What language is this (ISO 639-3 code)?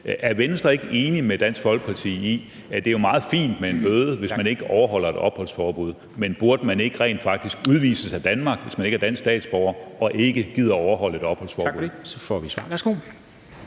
dan